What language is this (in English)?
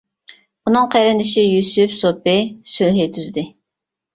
Uyghur